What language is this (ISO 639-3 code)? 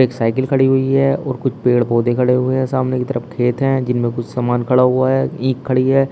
hin